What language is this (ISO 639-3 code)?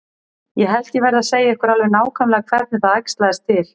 isl